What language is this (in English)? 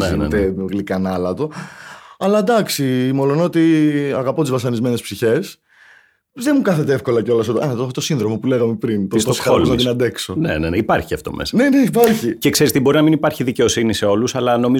Greek